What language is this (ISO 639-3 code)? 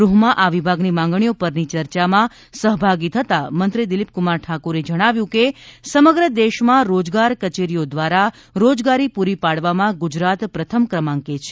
guj